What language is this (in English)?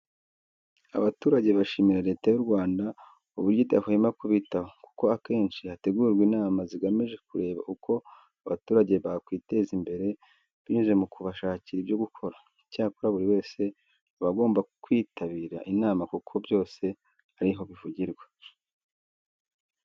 Kinyarwanda